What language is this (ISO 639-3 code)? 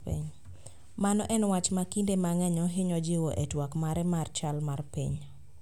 luo